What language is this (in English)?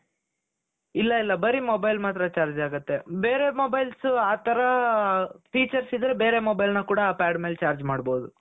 Kannada